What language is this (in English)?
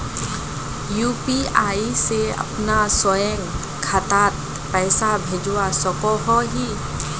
Magahi